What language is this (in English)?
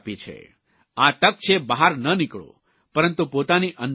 Gujarati